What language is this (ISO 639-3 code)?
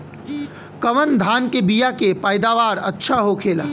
bho